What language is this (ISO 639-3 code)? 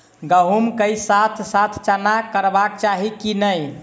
mai